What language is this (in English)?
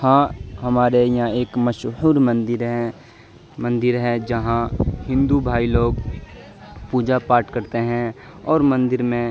Urdu